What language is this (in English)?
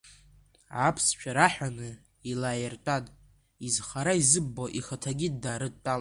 Abkhazian